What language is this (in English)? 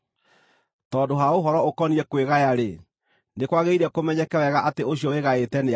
Kikuyu